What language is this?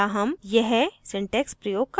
Hindi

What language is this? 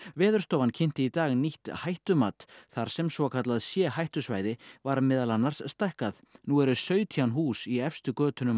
Icelandic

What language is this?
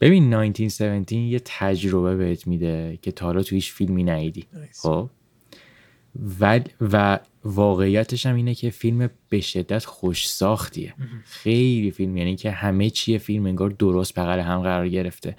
Persian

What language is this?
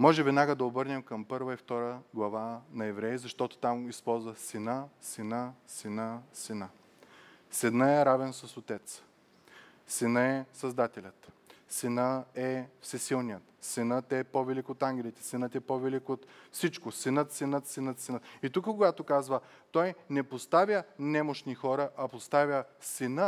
Bulgarian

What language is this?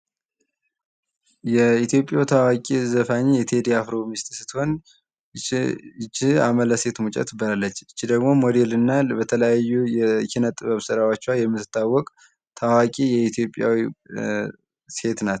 Amharic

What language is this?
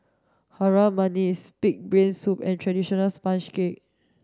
English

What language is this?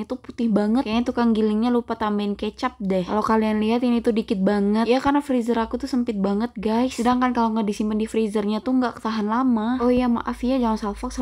Indonesian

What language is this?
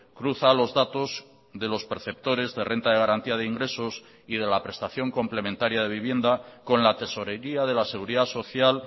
Spanish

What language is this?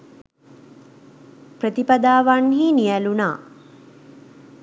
Sinhala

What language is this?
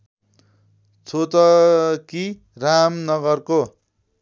Nepali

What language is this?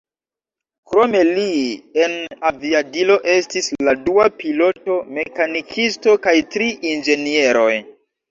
Esperanto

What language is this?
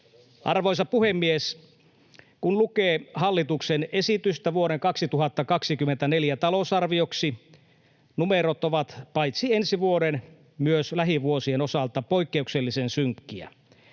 Finnish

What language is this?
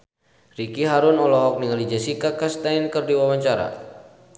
Sundanese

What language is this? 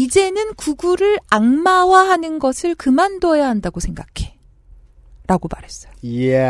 Korean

